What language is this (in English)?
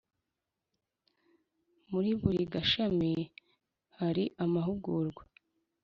Kinyarwanda